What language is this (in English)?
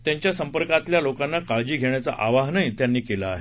Marathi